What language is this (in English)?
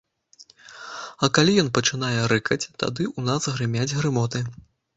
Belarusian